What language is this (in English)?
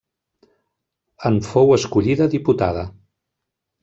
Catalan